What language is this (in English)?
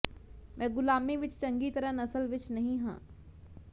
Punjabi